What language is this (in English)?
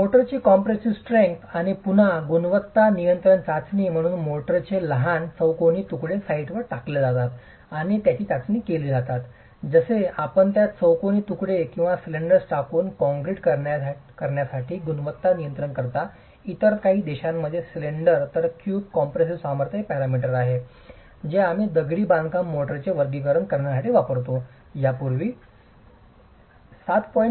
Marathi